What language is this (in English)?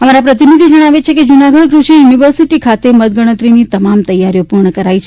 Gujarati